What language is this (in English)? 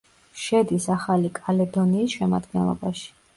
Georgian